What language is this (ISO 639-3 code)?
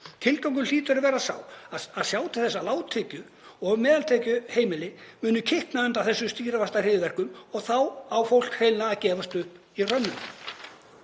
isl